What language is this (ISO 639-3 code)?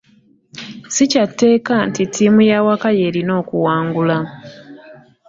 lug